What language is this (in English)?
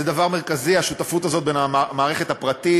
Hebrew